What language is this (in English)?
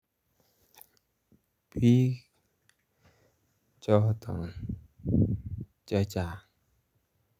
Kalenjin